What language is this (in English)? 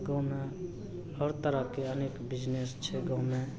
Maithili